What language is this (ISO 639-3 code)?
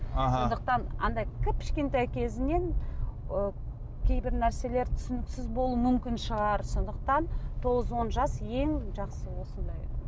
kaz